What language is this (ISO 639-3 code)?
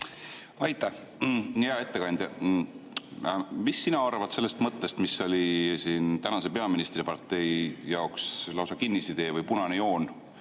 est